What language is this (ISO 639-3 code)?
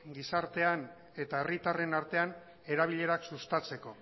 eus